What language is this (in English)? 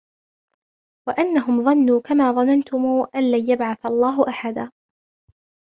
Arabic